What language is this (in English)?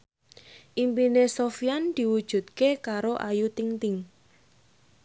Javanese